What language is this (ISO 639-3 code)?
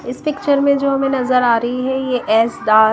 hin